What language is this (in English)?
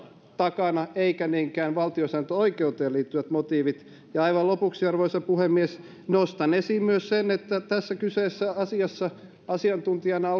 Finnish